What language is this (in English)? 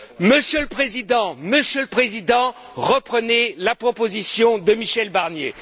French